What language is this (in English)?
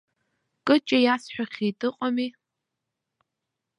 Abkhazian